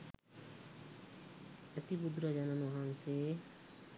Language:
Sinhala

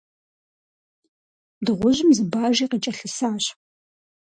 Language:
Kabardian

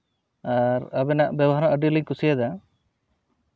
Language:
Santali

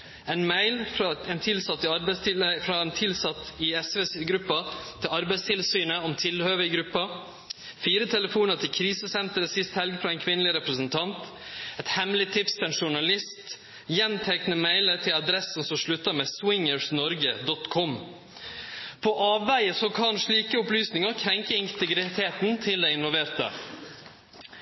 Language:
Norwegian Nynorsk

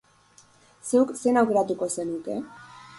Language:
Basque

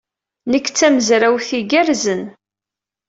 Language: Kabyle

